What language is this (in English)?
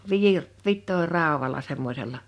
Finnish